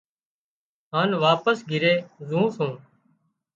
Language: Wadiyara Koli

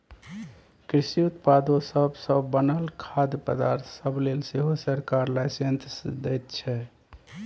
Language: Maithili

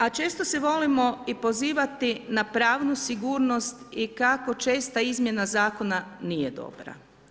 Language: Croatian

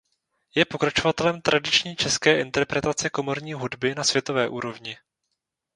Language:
Czech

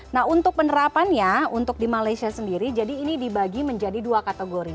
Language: Indonesian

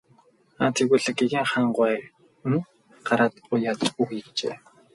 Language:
Mongolian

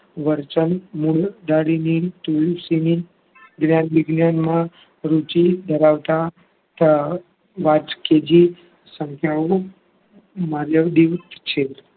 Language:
Gujarati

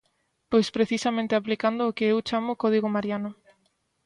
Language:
Galician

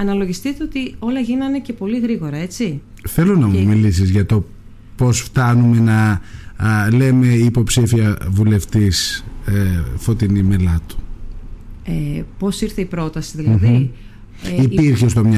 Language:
Greek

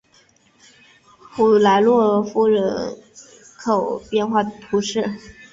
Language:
Chinese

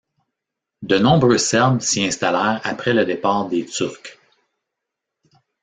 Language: French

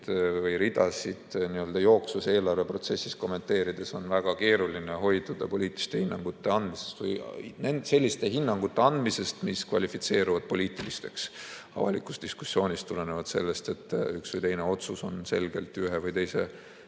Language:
Estonian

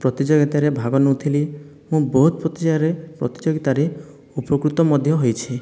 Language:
Odia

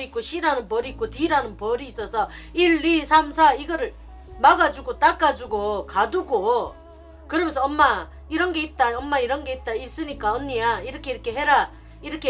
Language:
Korean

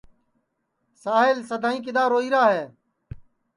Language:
Sansi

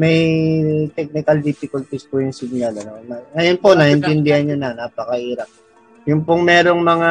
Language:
Filipino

